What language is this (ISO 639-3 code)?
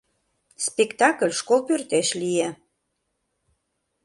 chm